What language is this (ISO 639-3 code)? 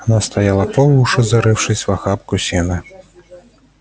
rus